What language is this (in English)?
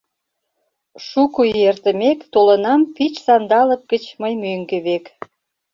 Mari